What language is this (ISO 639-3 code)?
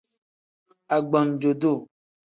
kdh